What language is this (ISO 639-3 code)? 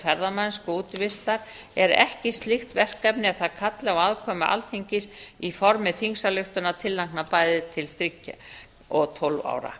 isl